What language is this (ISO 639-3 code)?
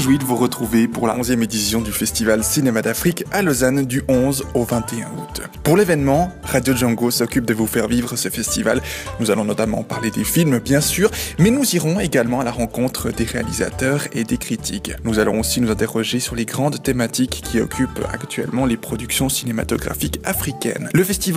fra